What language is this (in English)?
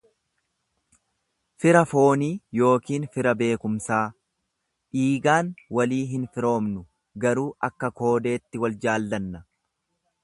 Oromo